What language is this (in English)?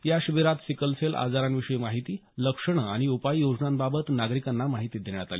Marathi